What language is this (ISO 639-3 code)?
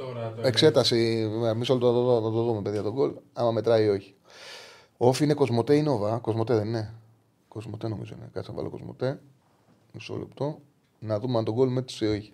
ell